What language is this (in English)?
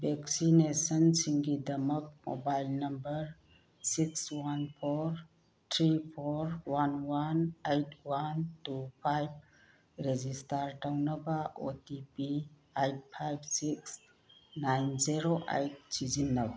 Manipuri